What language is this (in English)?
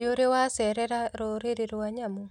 Kikuyu